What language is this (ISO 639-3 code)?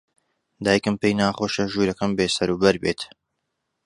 ckb